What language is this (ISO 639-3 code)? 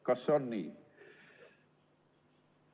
est